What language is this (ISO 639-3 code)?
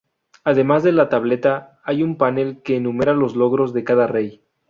spa